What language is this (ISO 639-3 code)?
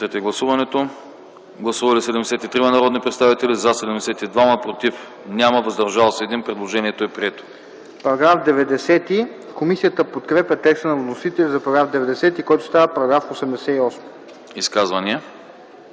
bul